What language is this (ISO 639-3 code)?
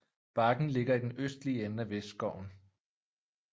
dan